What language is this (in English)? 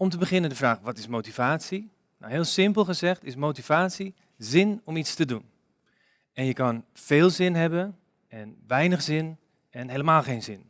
Dutch